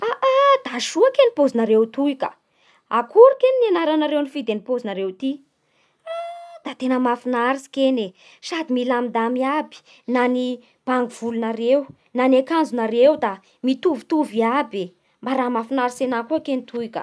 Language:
Bara Malagasy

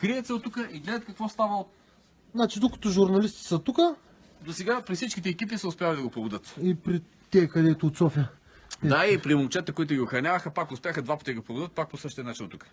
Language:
Bulgarian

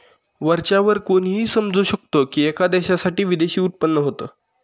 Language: Marathi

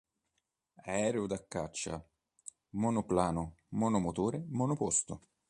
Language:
Italian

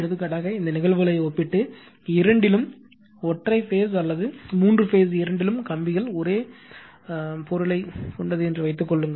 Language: Tamil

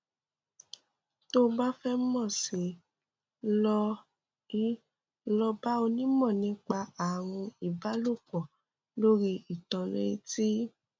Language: Yoruba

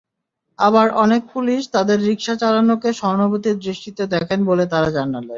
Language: Bangla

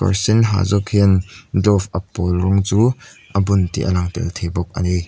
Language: Mizo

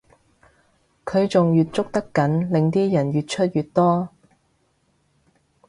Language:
Cantonese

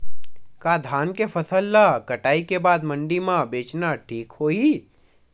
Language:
Chhattisgarhi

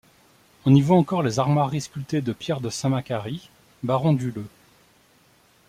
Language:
French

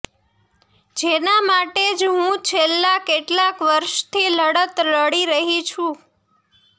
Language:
Gujarati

